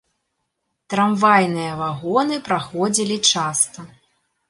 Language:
Belarusian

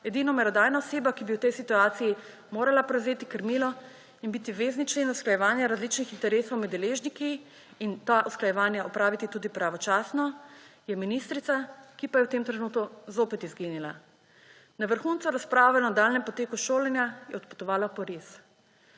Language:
Slovenian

